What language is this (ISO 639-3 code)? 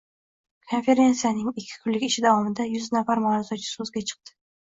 uzb